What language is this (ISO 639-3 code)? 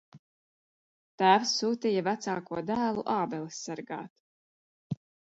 lav